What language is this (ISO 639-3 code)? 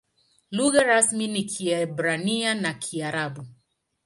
swa